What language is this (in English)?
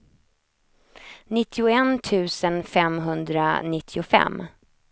Swedish